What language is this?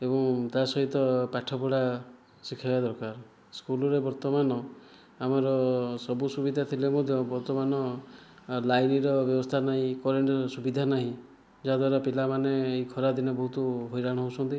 Odia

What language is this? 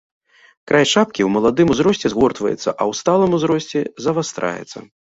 Belarusian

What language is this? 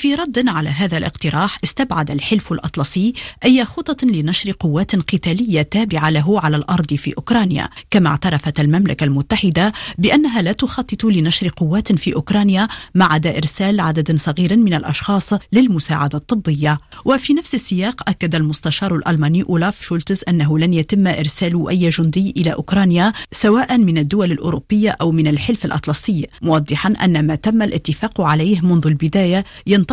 Arabic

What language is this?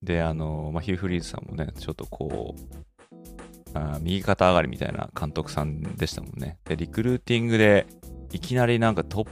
Japanese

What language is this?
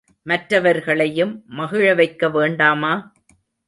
Tamil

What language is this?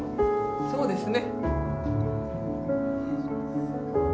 Japanese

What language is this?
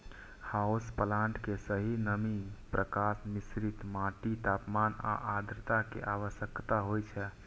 Maithili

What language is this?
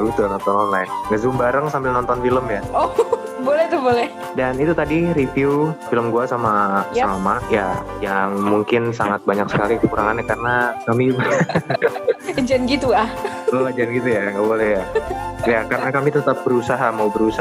Indonesian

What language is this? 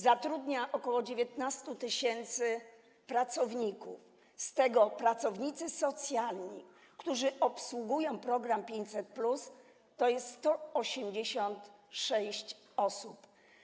Polish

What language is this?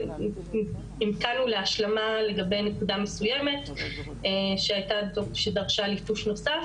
Hebrew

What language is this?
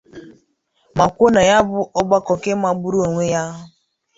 Igbo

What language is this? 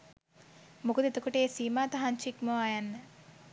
Sinhala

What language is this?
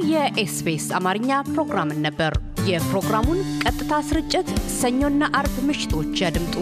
Amharic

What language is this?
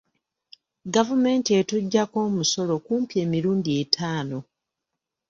Ganda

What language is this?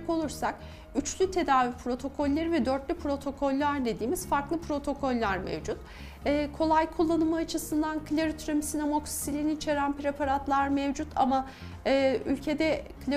Turkish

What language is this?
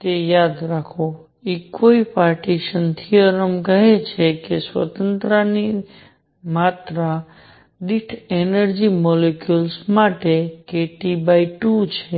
Gujarati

